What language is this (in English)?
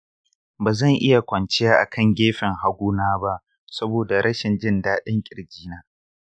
Hausa